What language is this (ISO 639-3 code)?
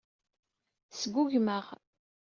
kab